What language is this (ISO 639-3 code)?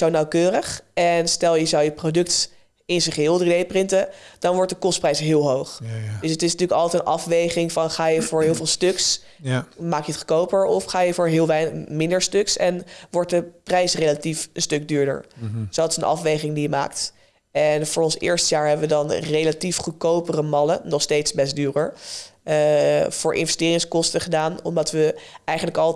nld